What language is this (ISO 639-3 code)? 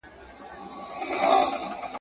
pus